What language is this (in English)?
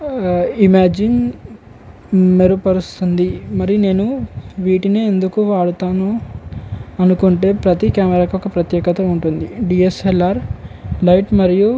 Telugu